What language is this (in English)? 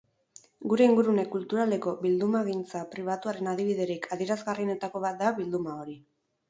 Basque